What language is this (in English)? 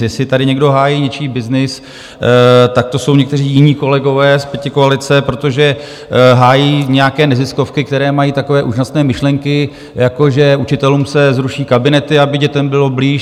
Czech